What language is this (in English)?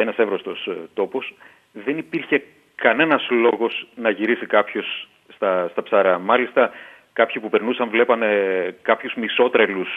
Greek